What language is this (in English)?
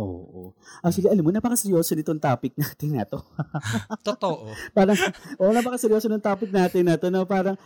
Filipino